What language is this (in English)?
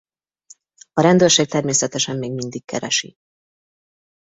Hungarian